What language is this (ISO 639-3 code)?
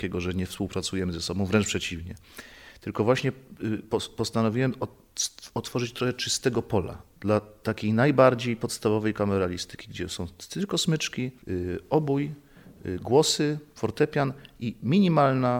pol